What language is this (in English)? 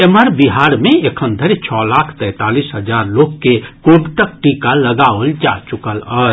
Maithili